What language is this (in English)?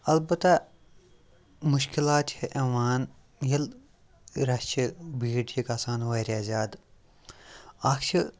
Kashmiri